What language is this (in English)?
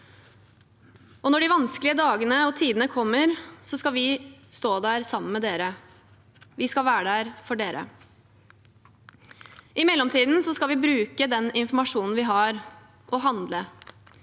Norwegian